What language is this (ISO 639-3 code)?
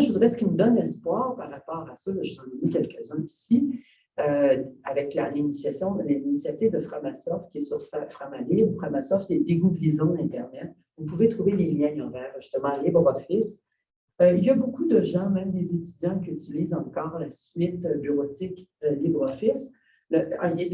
fra